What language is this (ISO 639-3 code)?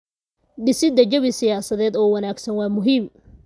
som